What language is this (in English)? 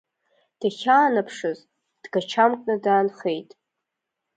Abkhazian